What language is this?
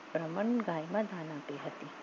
Gujarati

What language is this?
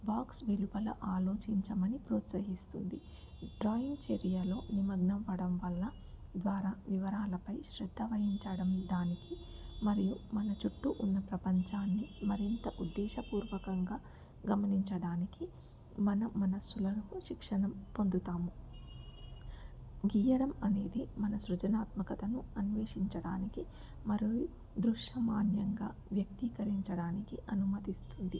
Telugu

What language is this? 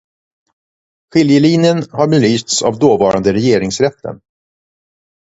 Swedish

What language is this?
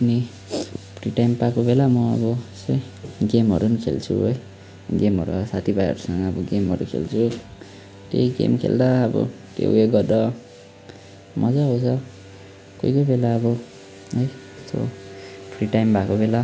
Nepali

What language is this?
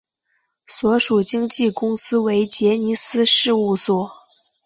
Chinese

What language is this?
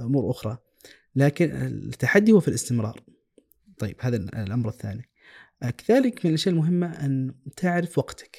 Arabic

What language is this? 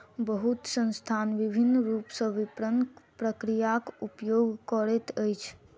Maithili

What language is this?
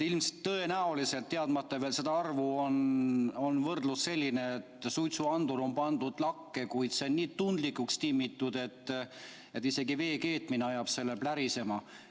Estonian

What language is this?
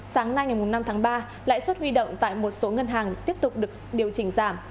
Vietnamese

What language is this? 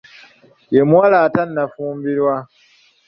Ganda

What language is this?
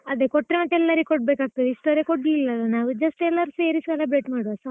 Kannada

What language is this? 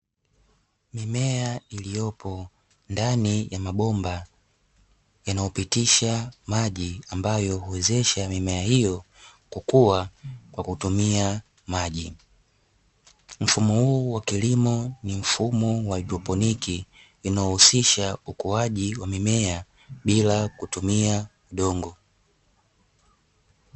Swahili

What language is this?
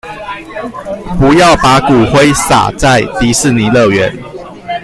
Chinese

